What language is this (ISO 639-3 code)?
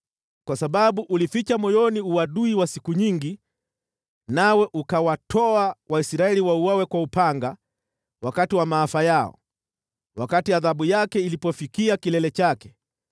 swa